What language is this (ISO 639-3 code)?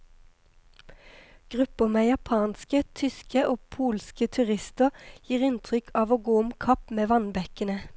nor